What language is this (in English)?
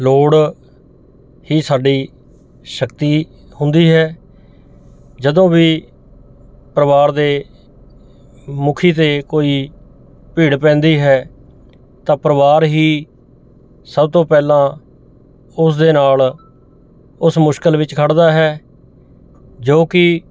Punjabi